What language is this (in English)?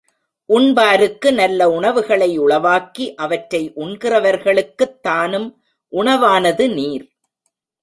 Tamil